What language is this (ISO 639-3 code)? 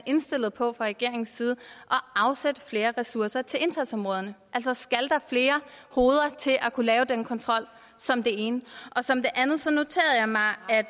dan